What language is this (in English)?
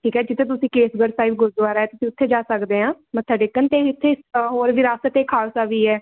Punjabi